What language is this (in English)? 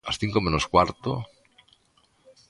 Galician